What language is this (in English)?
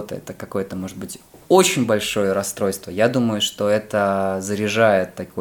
Russian